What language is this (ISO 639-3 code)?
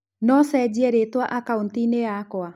kik